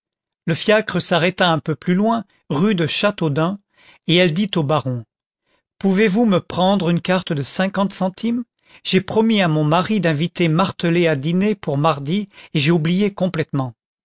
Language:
French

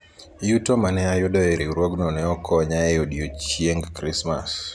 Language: Luo (Kenya and Tanzania)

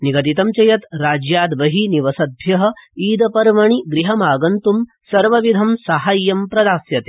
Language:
Sanskrit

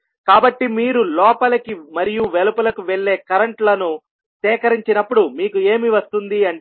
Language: Telugu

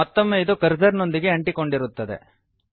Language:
Kannada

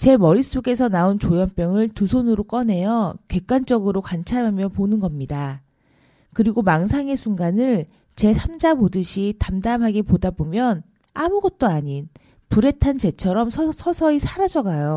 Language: Korean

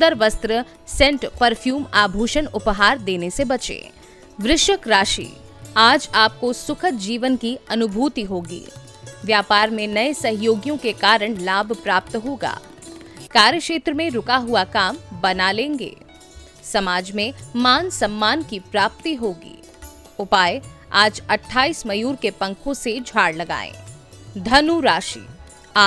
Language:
Hindi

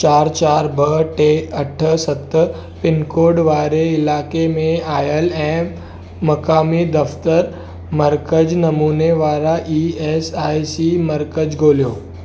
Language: Sindhi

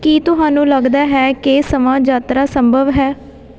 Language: Punjabi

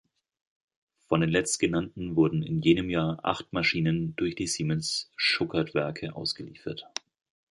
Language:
German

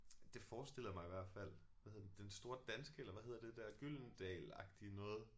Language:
Danish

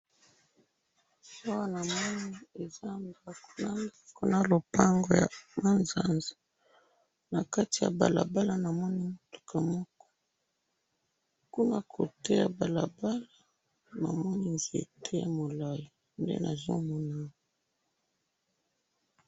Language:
Lingala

